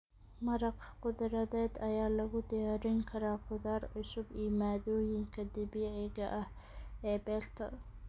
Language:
Somali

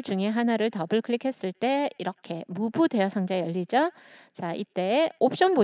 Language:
Korean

